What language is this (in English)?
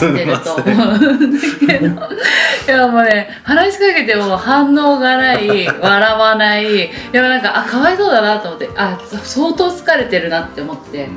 Japanese